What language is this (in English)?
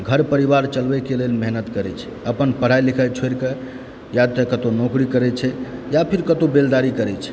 Maithili